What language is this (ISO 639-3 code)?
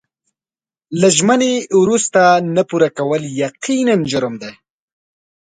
pus